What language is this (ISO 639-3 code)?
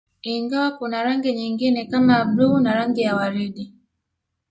swa